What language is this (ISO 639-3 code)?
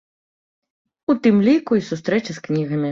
bel